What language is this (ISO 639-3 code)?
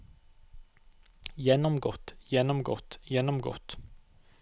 nor